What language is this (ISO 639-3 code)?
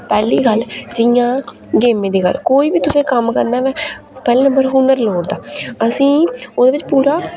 doi